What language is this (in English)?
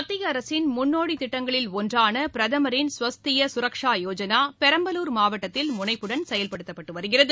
Tamil